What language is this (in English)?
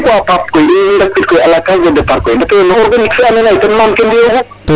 Serer